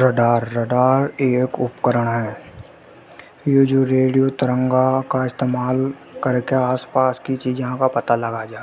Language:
Hadothi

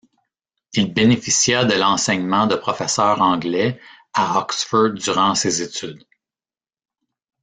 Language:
French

